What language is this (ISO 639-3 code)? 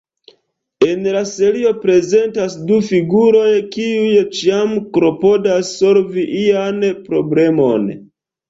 epo